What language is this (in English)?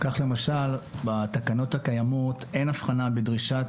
Hebrew